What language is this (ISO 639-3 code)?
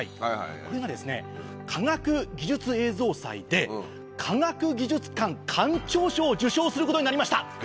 jpn